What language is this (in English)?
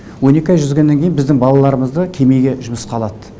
Kazakh